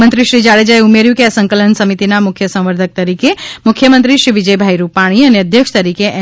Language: Gujarati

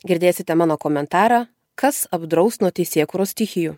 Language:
Lithuanian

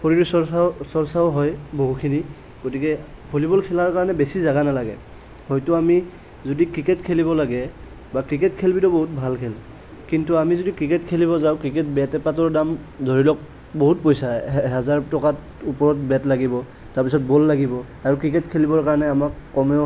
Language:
Assamese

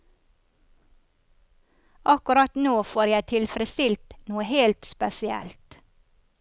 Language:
Norwegian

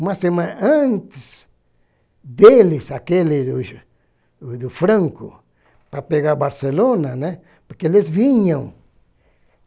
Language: Portuguese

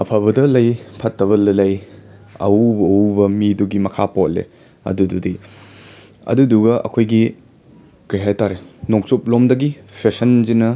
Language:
Manipuri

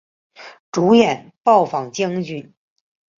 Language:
Chinese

